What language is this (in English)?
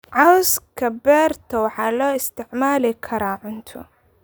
Somali